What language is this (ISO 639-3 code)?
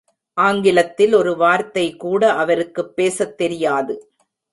tam